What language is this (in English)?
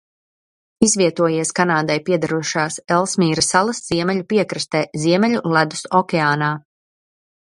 Latvian